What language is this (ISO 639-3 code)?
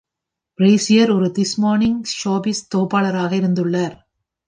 tam